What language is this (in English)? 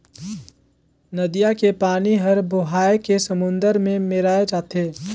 Chhattisgarhi